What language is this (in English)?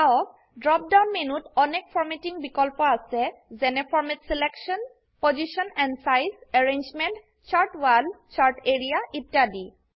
Assamese